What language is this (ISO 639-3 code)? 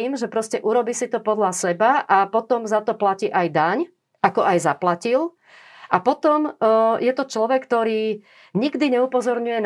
slk